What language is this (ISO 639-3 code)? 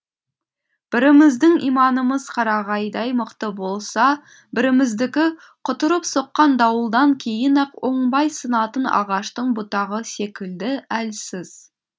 kaz